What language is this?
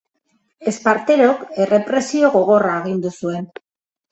Basque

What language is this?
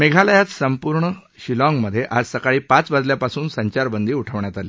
Marathi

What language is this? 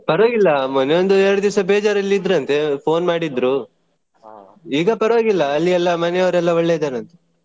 Kannada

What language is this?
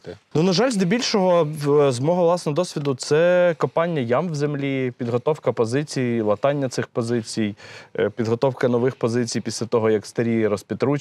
Ukrainian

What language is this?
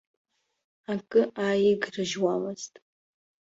Abkhazian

